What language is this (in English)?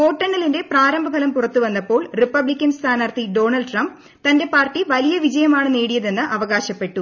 Malayalam